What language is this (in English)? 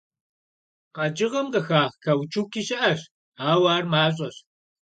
Kabardian